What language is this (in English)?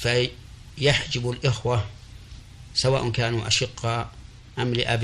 Arabic